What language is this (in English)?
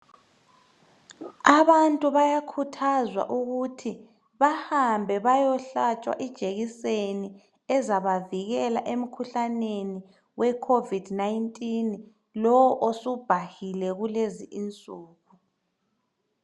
North Ndebele